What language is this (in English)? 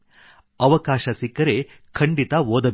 Kannada